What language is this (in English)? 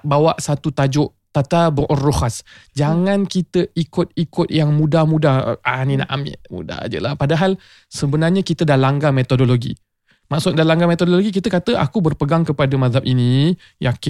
Malay